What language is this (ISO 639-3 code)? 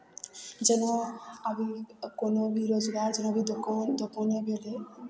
mai